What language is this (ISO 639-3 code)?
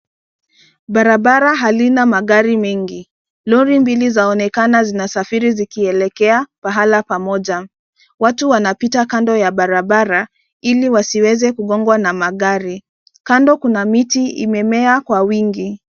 swa